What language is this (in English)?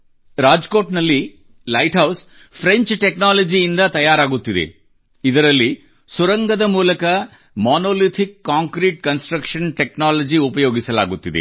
Kannada